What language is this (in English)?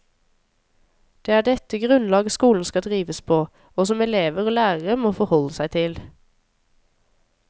Norwegian